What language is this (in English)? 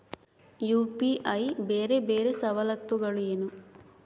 Kannada